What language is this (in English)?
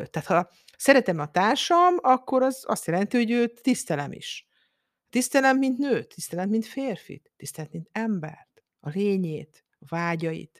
Hungarian